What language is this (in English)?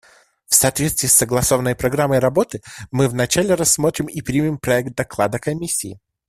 Russian